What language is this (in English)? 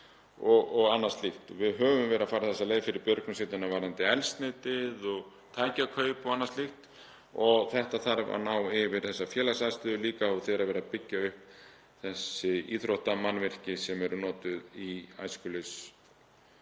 Icelandic